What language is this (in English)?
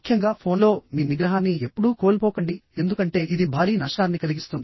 Telugu